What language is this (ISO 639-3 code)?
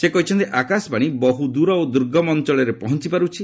ori